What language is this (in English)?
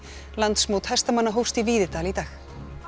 Icelandic